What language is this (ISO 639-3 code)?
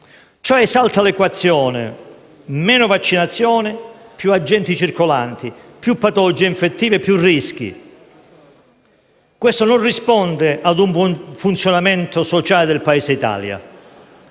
ita